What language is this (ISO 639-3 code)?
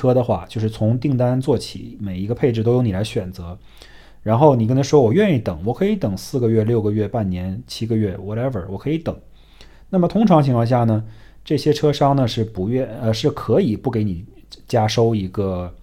zho